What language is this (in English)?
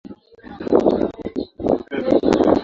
Swahili